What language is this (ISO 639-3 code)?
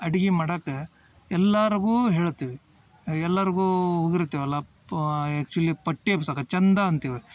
kan